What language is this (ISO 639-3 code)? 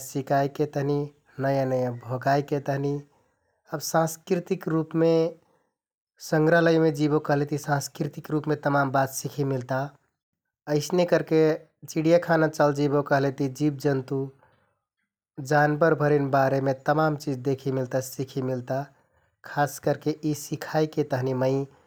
tkt